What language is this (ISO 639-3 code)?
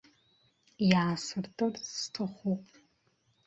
abk